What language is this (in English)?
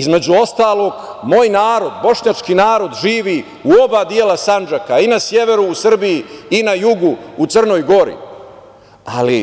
Serbian